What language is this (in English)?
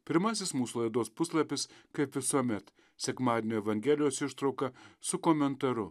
Lithuanian